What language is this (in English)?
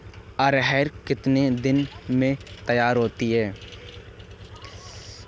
Hindi